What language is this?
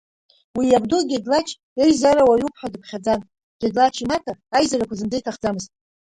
Abkhazian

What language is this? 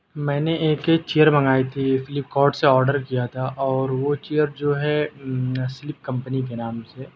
Urdu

